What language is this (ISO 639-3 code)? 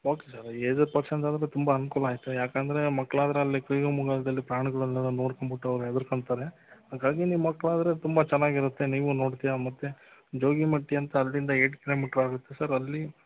kan